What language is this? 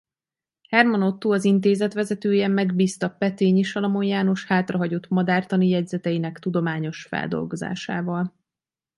Hungarian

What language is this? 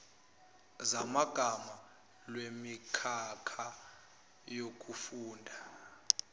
Zulu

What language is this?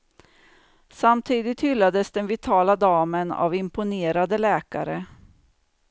Swedish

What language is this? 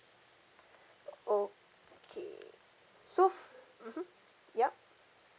English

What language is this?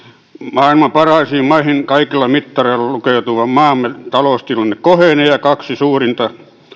Finnish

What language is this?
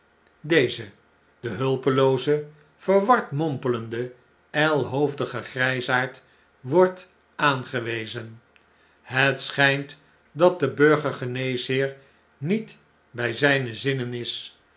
Dutch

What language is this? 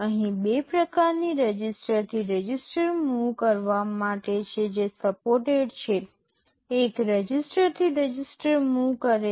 Gujarati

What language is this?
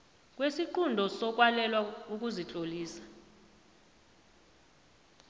South Ndebele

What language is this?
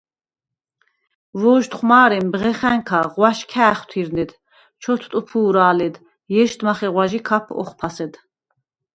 Svan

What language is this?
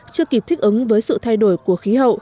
Vietnamese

